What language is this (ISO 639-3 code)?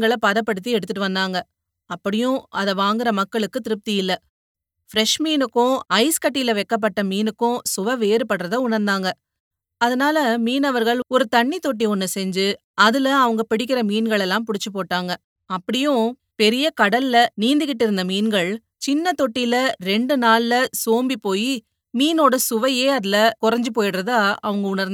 tam